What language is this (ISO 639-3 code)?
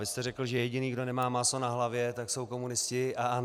ces